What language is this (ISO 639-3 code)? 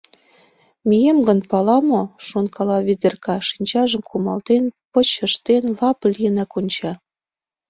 chm